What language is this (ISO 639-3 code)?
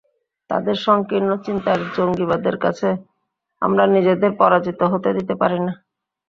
ben